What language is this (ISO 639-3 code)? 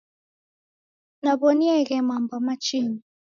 dav